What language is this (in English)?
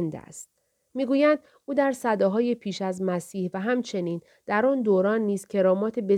Persian